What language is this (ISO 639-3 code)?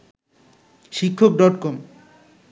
ben